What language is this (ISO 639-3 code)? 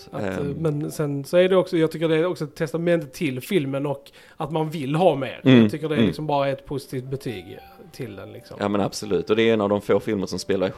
swe